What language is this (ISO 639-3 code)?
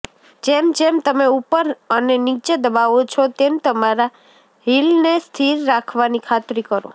guj